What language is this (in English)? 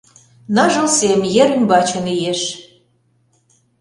Mari